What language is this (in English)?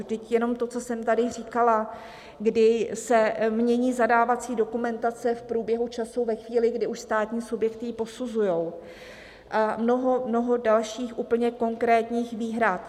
Czech